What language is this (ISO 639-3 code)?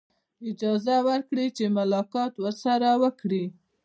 pus